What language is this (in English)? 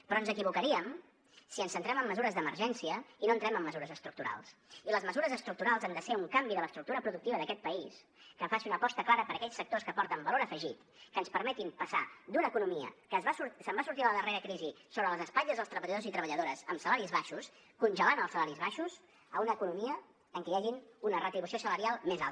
Catalan